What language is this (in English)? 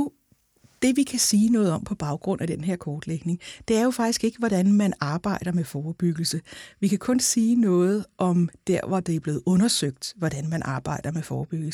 Danish